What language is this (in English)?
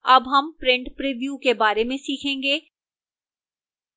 Hindi